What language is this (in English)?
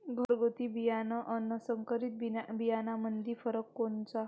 Marathi